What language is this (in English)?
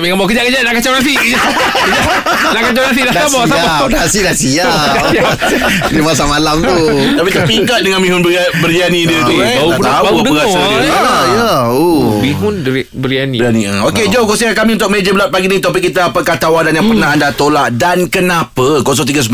Malay